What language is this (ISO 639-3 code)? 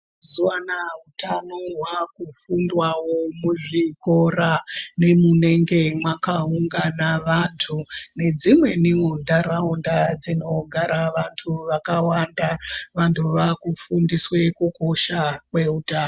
ndc